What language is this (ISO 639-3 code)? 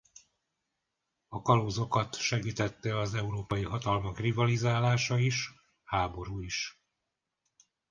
hun